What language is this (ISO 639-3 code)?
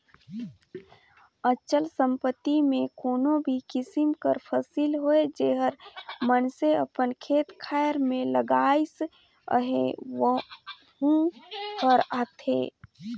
hne